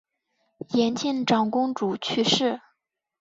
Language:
Chinese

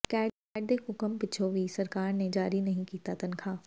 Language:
Punjabi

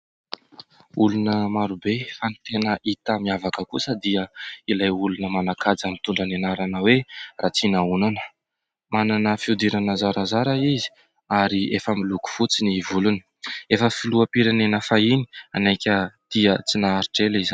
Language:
Malagasy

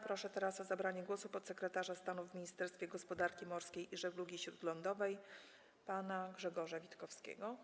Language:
Polish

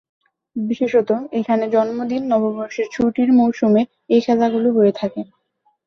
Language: Bangla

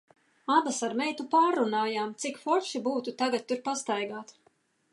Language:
Latvian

